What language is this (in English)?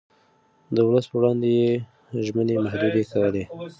Pashto